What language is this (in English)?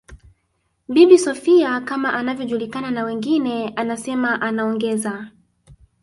Swahili